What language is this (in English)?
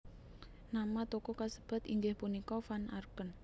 Javanese